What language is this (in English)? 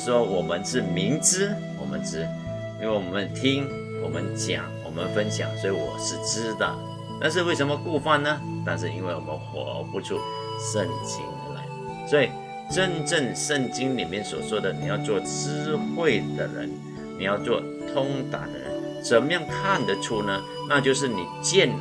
Chinese